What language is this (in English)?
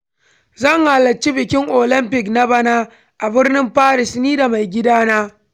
Hausa